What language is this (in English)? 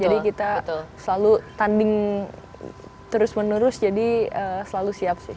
Indonesian